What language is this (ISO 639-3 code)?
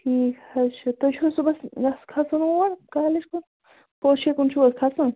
kas